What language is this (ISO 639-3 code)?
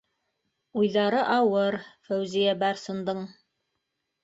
bak